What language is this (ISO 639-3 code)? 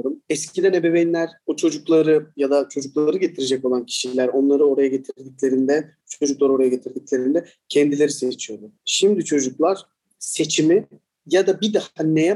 tur